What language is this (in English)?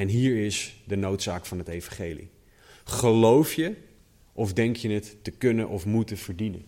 Dutch